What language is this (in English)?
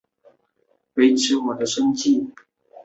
Chinese